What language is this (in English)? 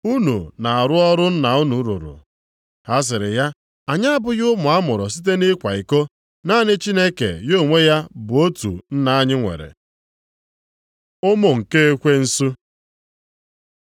Igbo